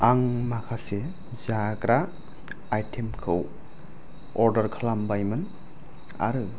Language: Bodo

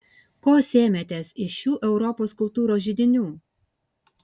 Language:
Lithuanian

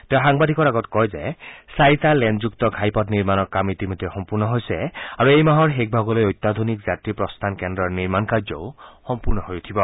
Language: Assamese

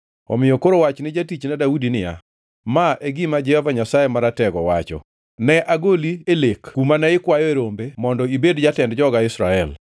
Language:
Luo (Kenya and Tanzania)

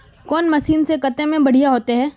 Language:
Magahi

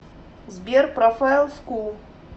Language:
Russian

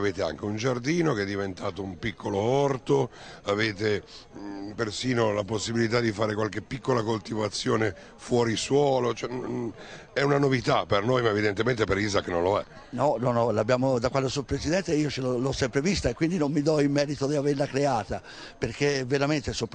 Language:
Italian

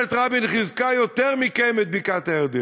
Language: Hebrew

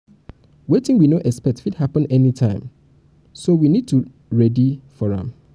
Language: Nigerian Pidgin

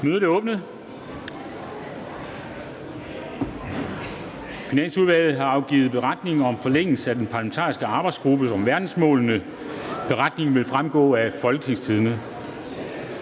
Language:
Danish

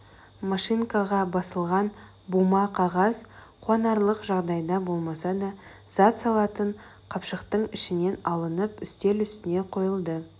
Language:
Kazakh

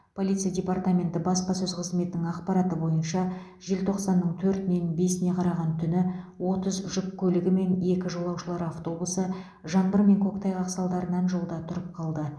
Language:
Kazakh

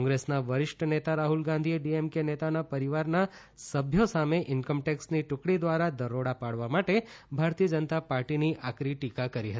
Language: Gujarati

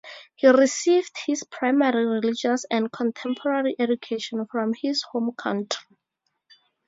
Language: English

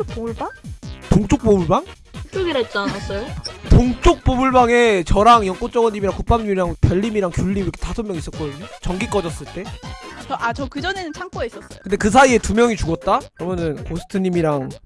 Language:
Korean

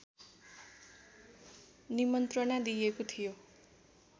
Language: Nepali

